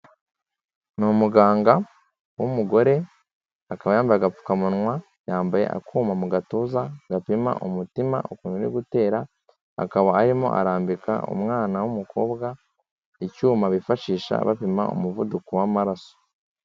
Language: Kinyarwanda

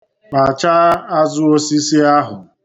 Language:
Igbo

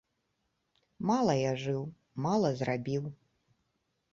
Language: Belarusian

